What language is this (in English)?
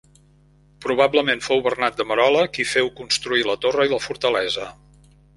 Catalan